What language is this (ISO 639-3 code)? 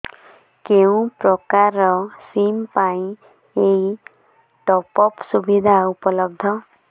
ori